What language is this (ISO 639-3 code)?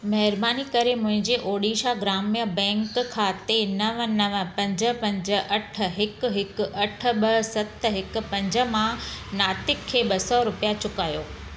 snd